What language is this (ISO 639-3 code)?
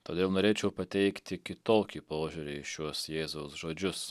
lit